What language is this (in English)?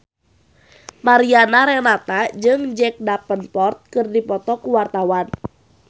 Sundanese